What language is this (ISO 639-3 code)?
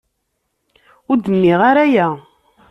kab